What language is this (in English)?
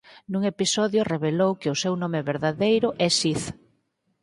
Galician